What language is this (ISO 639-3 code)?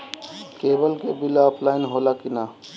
bho